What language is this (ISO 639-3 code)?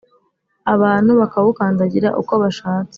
kin